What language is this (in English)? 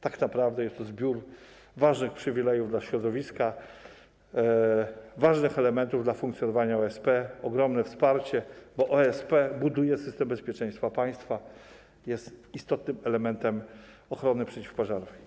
Polish